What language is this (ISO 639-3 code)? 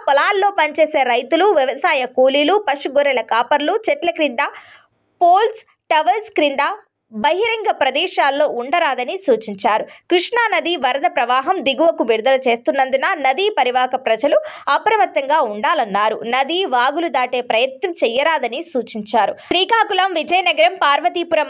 tel